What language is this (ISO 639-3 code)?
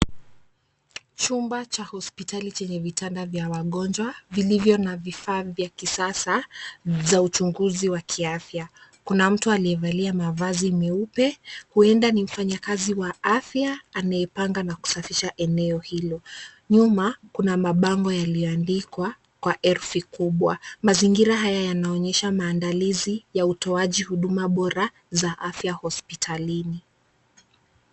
swa